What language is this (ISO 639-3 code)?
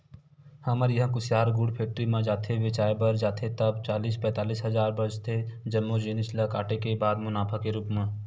hne